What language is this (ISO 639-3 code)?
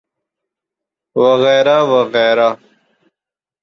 urd